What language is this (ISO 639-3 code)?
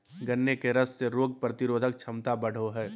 mag